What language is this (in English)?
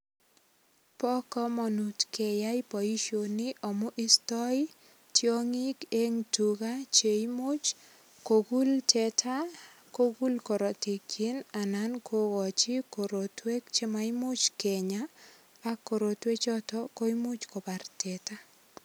Kalenjin